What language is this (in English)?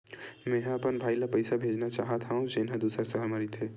Chhattisgarhi